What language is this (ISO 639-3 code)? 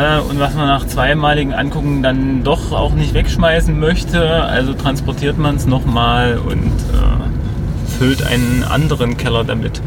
deu